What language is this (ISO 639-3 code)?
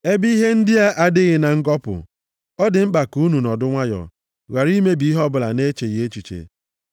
ibo